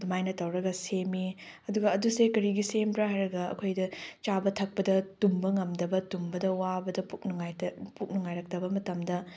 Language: Manipuri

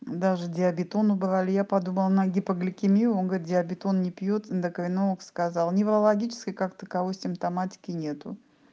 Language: Russian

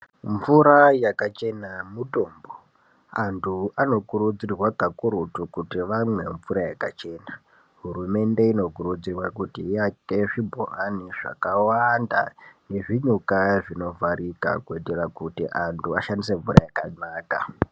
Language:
Ndau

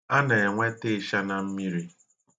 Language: Igbo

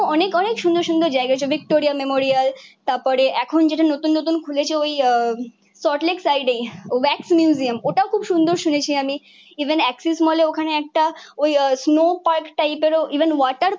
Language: Bangla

